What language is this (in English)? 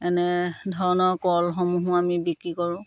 Assamese